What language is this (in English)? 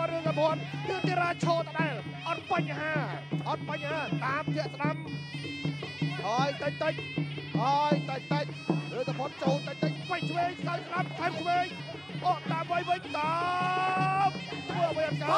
Thai